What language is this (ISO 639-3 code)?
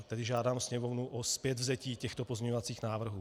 ces